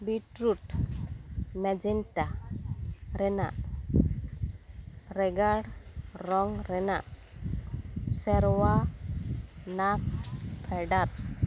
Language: Santali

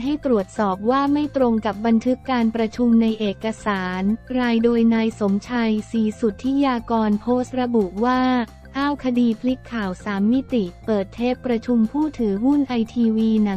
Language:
Thai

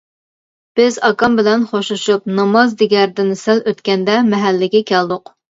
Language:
Uyghur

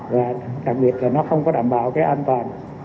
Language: Vietnamese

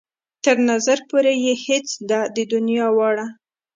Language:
Pashto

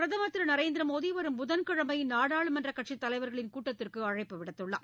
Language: Tamil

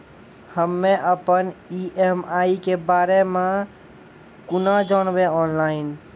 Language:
Maithili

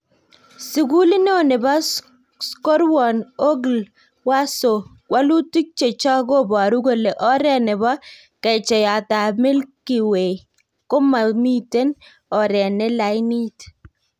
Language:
Kalenjin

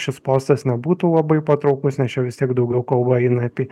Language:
Lithuanian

